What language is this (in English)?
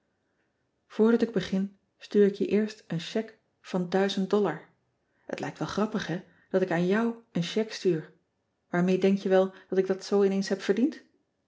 Dutch